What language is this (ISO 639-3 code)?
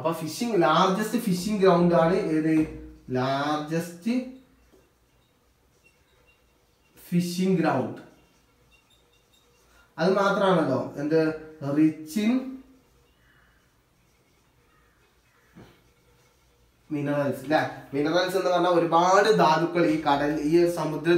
hin